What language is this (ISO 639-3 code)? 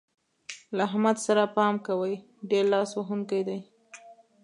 pus